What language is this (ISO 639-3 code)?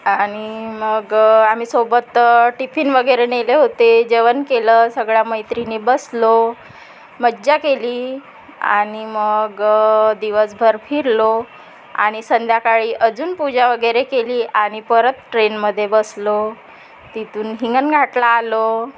mar